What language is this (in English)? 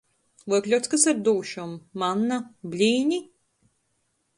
Latgalian